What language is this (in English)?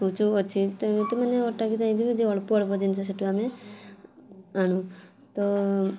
Odia